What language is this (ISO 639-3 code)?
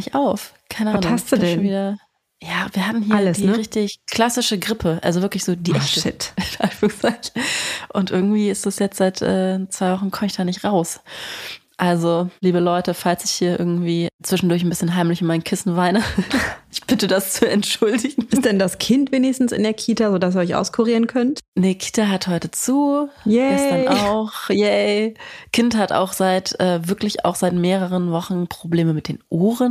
deu